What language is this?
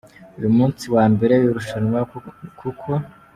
Kinyarwanda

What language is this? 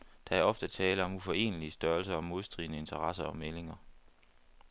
Danish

